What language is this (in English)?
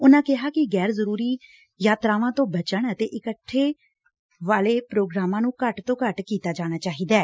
Punjabi